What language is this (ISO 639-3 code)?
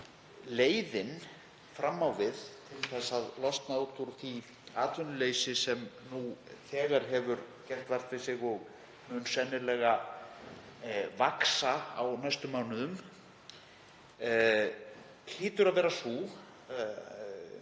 isl